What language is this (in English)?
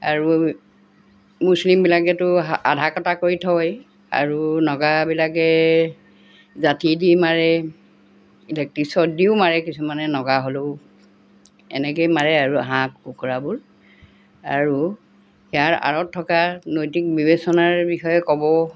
Assamese